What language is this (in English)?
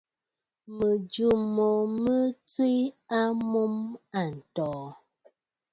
Bafut